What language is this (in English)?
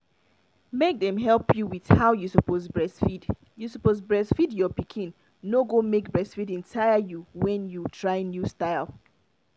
Nigerian Pidgin